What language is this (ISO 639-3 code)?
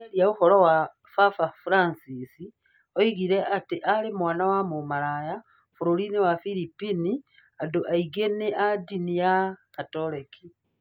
kik